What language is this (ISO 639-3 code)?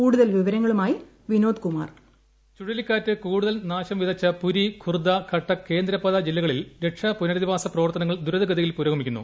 mal